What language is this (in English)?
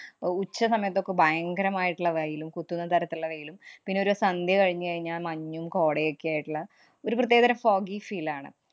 Malayalam